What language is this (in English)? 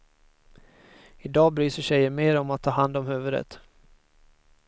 Swedish